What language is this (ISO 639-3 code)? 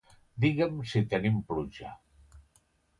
cat